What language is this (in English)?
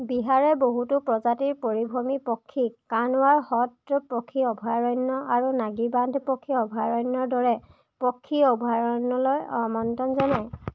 Assamese